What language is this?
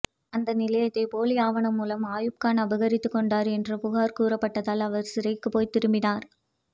Tamil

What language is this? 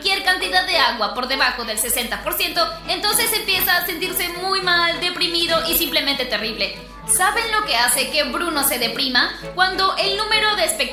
Spanish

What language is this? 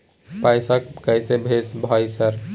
Maithili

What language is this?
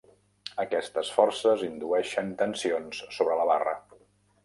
Catalan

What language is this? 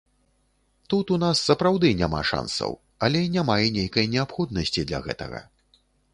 Belarusian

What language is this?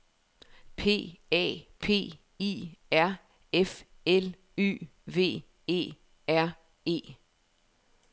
Danish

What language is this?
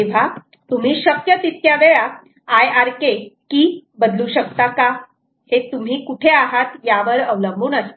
Marathi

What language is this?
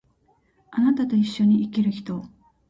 Japanese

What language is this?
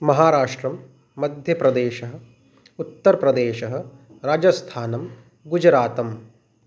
Sanskrit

